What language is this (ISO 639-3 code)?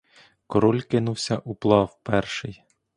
ukr